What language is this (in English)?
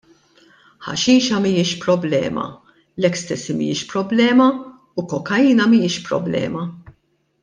Maltese